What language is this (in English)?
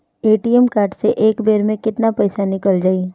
Bhojpuri